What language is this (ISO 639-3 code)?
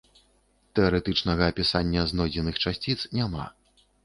bel